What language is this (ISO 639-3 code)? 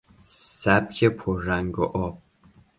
fas